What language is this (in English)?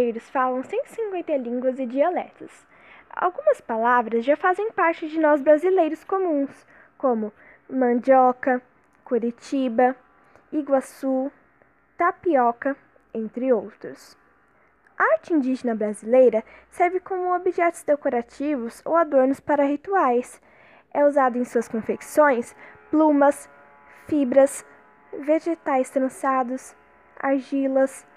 Portuguese